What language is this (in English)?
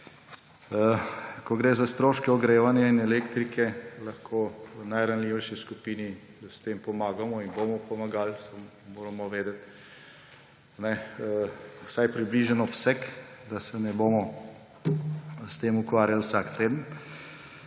Slovenian